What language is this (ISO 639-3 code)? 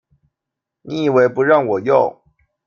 zho